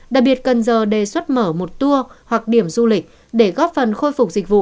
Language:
Vietnamese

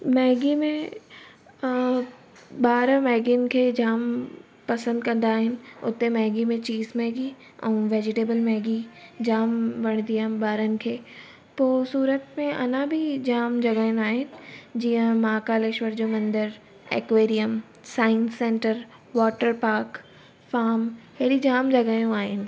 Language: Sindhi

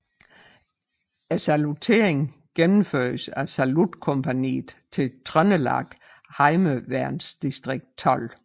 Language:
Danish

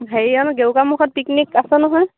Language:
Assamese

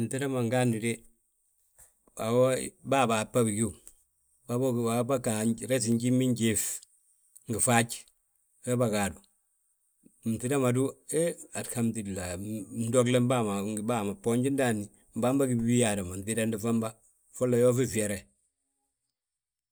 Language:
Balanta-Ganja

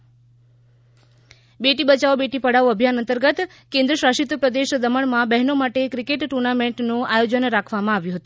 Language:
Gujarati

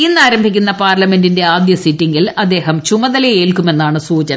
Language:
Malayalam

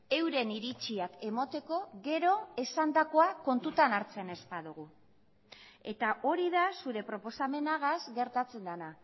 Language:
Basque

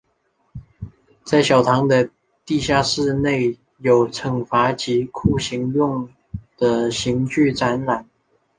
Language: Chinese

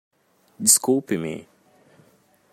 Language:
Portuguese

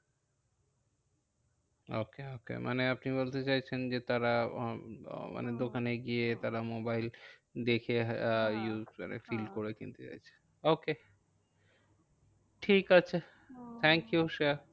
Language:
Bangla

